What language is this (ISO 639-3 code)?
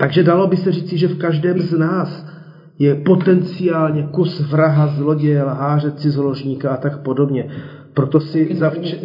ces